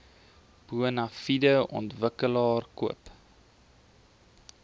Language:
Afrikaans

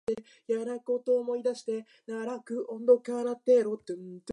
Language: Japanese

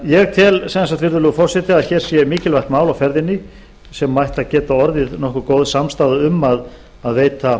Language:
Icelandic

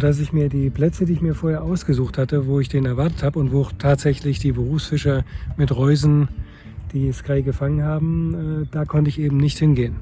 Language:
German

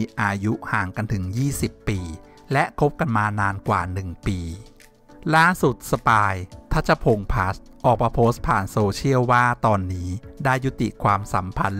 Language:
Thai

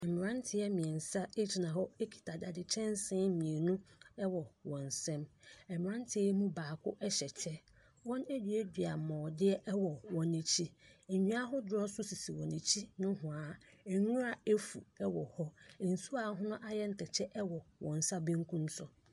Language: Akan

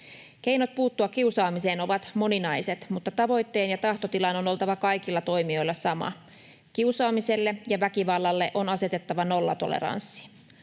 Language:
Finnish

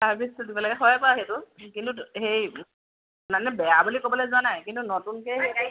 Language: Assamese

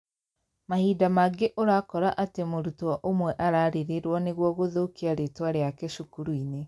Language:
Kikuyu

